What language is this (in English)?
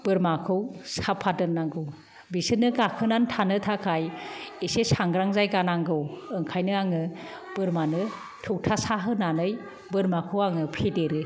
Bodo